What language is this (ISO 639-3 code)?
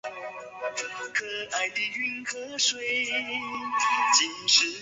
zho